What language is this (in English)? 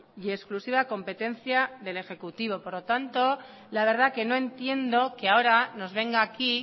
Spanish